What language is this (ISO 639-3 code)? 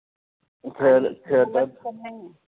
mar